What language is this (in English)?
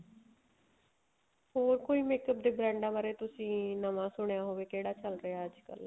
Punjabi